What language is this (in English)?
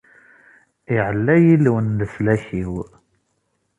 Kabyle